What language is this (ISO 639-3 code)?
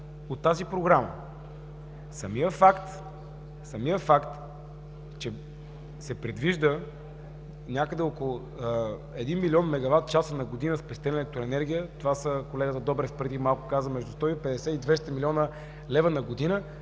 bul